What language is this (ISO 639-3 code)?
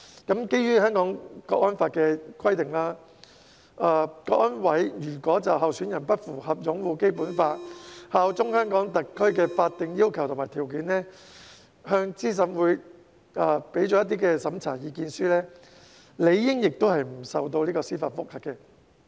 yue